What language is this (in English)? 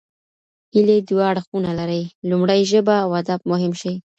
Pashto